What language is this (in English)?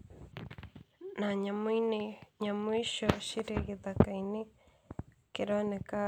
Kikuyu